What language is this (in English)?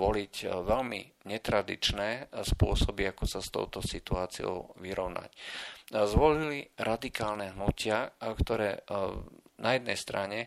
Slovak